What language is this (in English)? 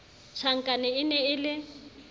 Southern Sotho